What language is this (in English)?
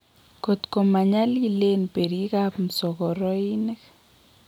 Kalenjin